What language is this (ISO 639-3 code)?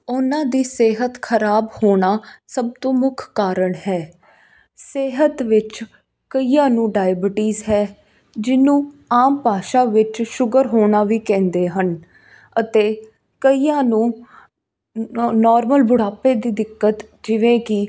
pan